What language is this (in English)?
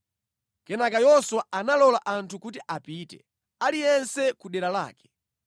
Nyanja